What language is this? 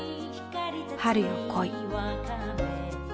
Japanese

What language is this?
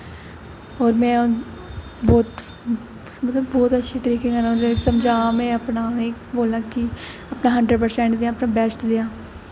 Dogri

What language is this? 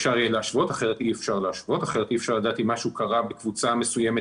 Hebrew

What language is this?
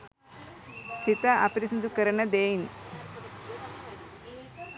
Sinhala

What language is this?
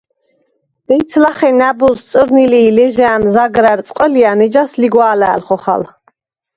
Svan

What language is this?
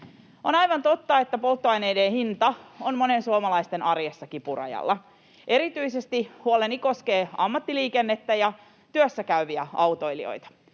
Finnish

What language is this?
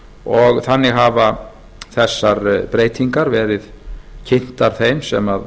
Icelandic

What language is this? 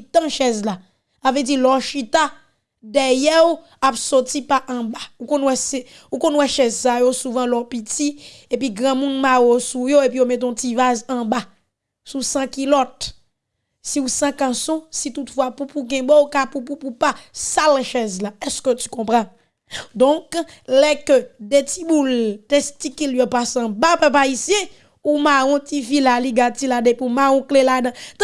French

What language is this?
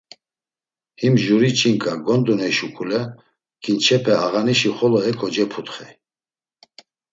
Laz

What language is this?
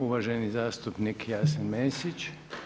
Croatian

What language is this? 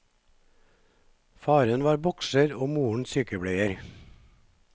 Norwegian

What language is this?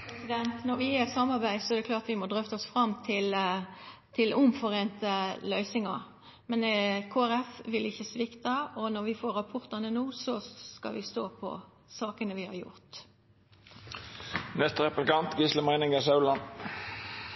Norwegian Nynorsk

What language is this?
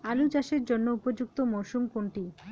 Bangla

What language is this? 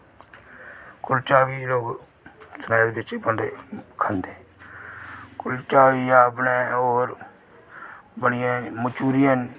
Dogri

